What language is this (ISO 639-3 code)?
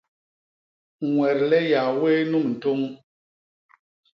bas